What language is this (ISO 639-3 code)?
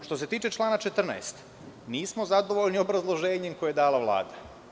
srp